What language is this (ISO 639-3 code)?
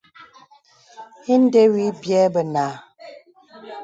beb